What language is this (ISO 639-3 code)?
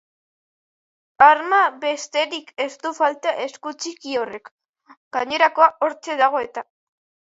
eus